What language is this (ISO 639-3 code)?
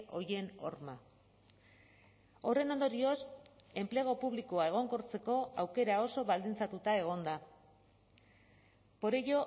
eus